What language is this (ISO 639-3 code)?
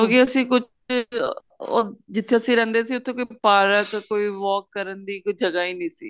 pan